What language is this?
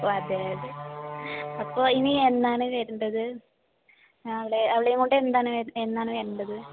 Malayalam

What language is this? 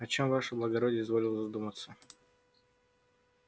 Russian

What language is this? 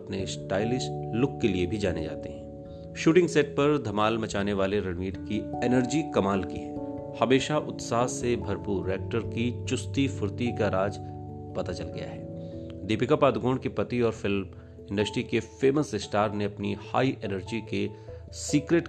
Hindi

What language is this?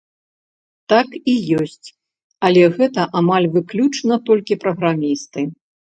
Belarusian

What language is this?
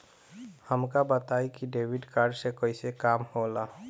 Bhojpuri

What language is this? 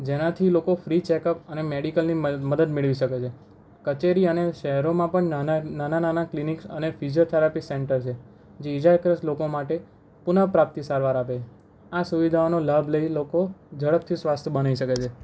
Gujarati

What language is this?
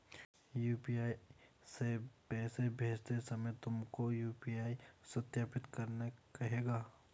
Hindi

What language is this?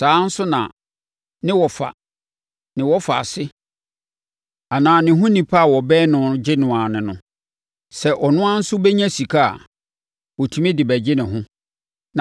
Akan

